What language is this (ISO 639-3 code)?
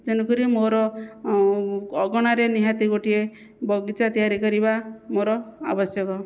ori